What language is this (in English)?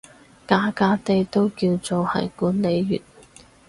Cantonese